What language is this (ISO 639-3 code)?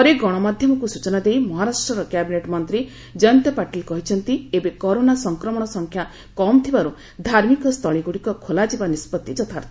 ori